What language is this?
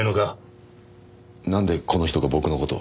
Japanese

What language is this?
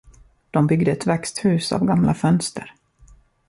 Swedish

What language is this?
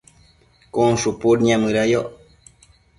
Matsés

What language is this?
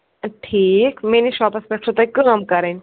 Kashmiri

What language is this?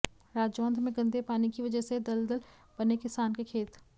Hindi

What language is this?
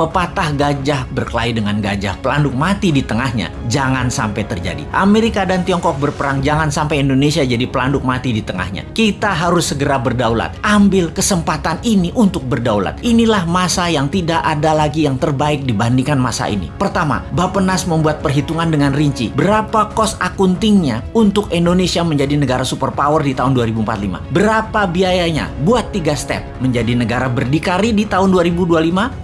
Indonesian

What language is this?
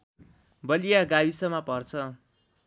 Nepali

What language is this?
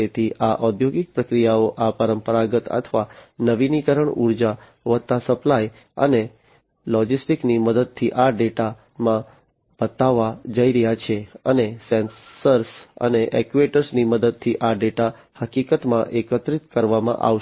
Gujarati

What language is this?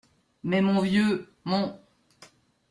French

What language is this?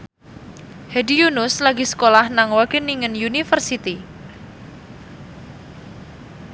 Javanese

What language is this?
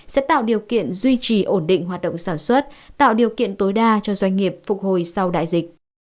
Vietnamese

